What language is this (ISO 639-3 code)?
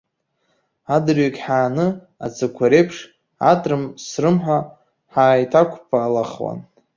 abk